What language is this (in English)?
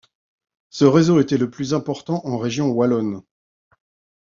French